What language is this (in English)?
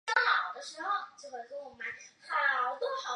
Chinese